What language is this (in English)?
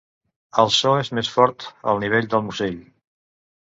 Catalan